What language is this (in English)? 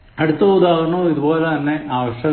Malayalam